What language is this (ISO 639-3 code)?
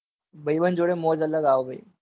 guj